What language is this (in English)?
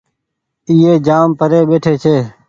Goaria